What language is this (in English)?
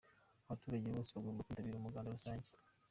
Kinyarwanda